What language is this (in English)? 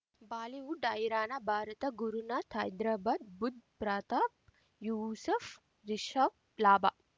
Kannada